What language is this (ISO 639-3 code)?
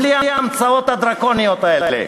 heb